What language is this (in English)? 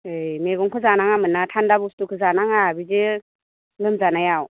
Bodo